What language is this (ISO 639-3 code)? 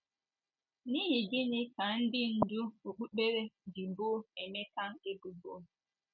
ibo